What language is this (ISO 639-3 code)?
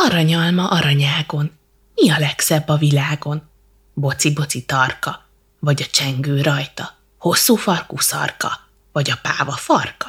hun